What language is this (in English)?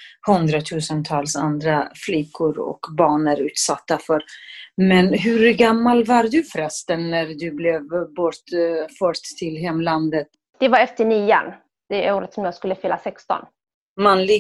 Swedish